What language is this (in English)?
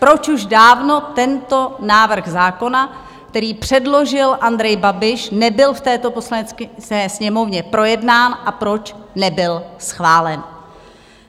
Czech